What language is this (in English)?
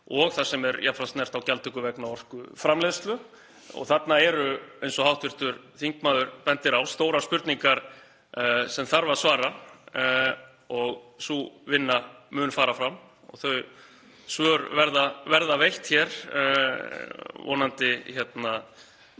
Icelandic